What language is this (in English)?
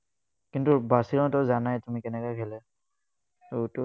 Assamese